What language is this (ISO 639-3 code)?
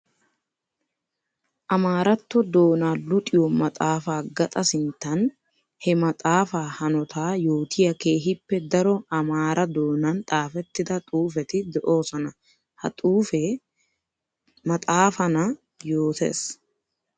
wal